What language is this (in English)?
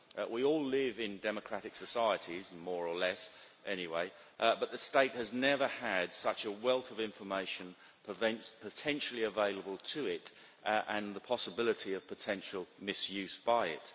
English